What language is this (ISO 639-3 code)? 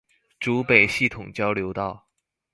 zho